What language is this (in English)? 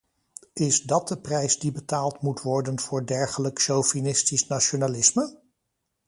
Dutch